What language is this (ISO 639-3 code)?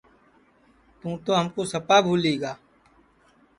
ssi